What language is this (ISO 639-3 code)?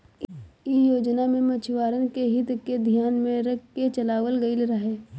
bho